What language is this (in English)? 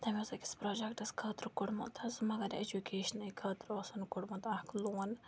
Kashmiri